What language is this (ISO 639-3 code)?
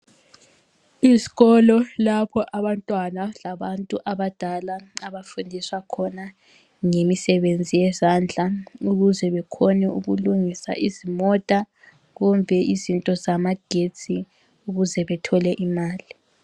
nde